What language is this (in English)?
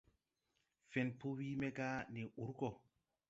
Tupuri